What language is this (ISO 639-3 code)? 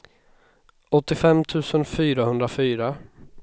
swe